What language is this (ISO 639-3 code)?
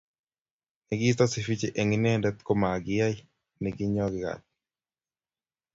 kln